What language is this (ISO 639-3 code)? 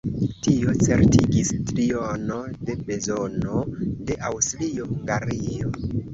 epo